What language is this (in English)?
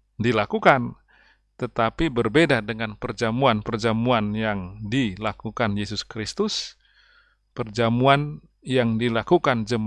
Indonesian